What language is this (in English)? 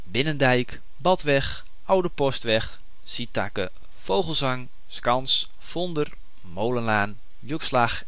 Dutch